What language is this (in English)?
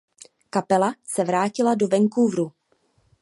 Czech